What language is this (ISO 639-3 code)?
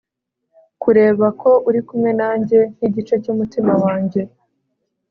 kin